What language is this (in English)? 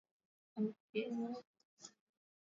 Swahili